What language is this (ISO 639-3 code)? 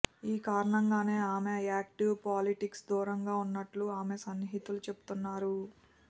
tel